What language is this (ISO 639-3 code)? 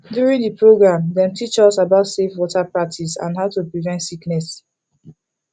pcm